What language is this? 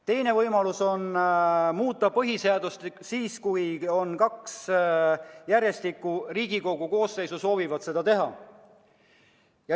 Estonian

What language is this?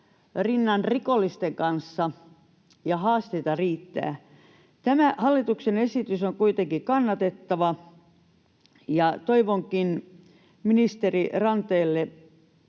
Finnish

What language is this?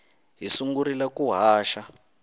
Tsonga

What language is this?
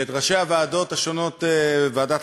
Hebrew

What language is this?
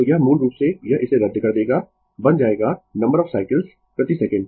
Hindi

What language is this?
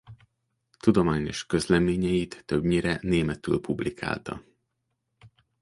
Hungarian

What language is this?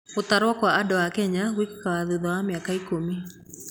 Kikuyu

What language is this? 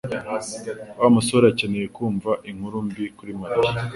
Kinyarwanda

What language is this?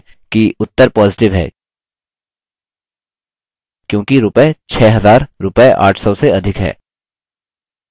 Hindi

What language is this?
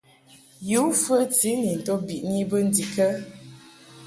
Mungaka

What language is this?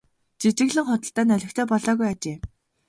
Mongolian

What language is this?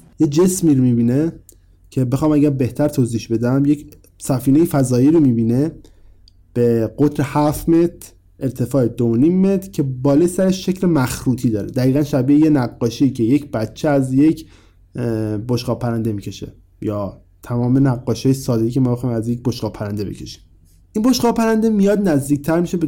Persian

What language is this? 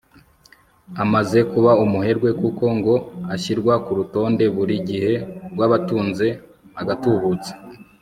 Kinyarwanda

